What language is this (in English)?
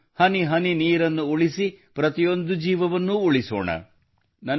Kannada